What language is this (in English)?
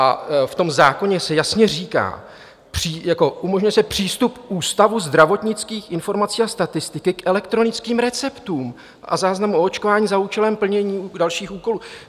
Czech